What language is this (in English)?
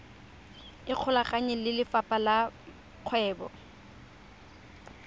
Tswana